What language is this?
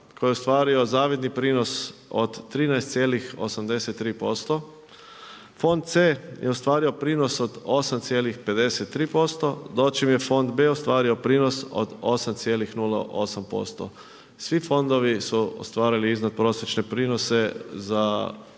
Croatian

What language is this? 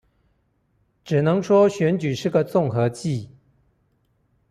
Chinese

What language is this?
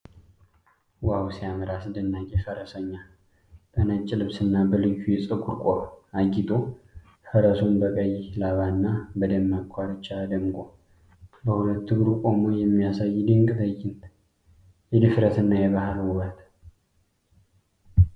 Amharic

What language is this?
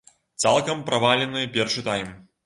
Belarusian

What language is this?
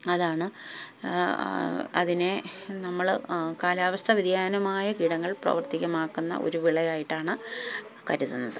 Malayalam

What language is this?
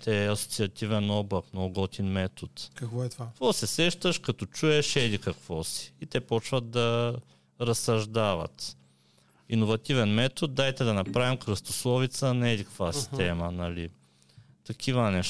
Bulgarian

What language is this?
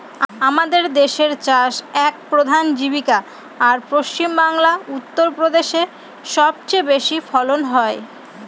Bangla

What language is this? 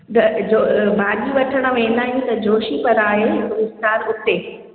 Sindhi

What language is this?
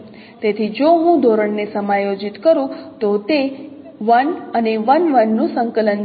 Gujarati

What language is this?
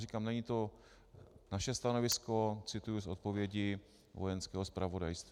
Czech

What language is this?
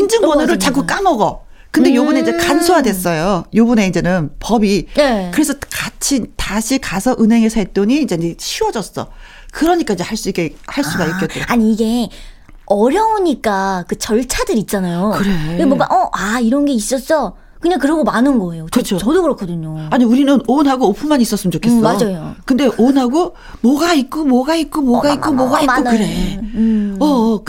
Korean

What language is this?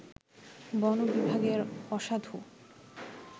Bangla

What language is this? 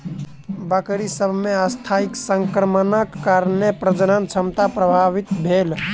Maithili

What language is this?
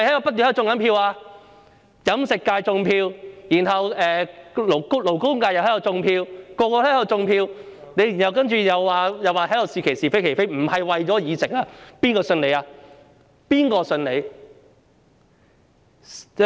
Cantonese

